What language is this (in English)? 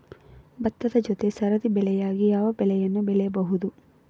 Kannada